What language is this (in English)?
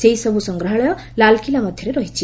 Odia